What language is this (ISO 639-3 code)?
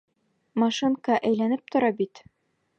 bak